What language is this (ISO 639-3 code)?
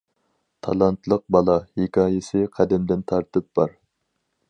uig